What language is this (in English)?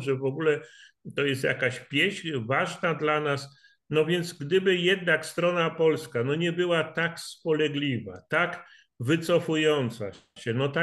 Polish